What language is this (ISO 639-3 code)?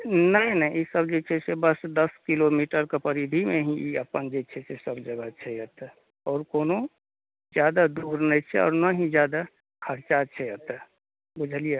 mai